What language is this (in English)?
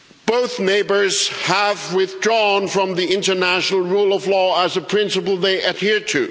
English